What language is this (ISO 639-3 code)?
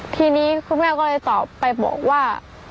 tha